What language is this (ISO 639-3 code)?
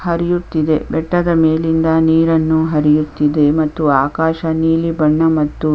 kan